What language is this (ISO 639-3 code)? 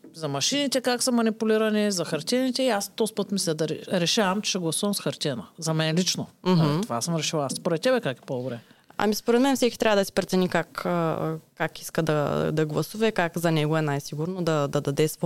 bul